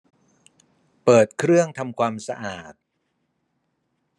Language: Thai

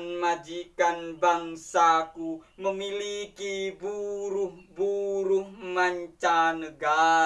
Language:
Indonesian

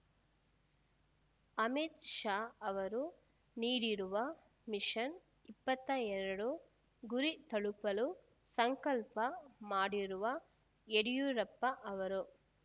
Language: Kannada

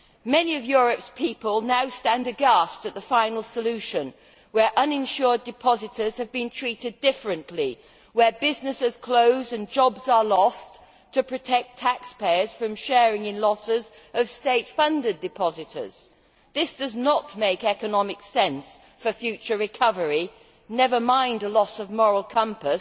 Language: English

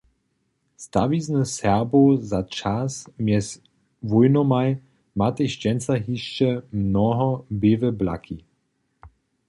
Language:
Upper Sorbian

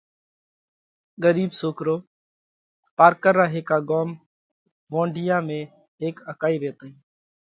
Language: Parkari Koli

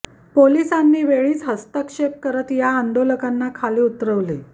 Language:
Marathi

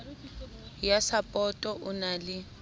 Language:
Southern Sotho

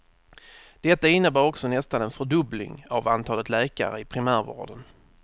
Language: Swedish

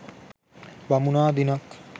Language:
Sinhala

